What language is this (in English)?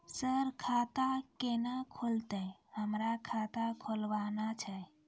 Maithili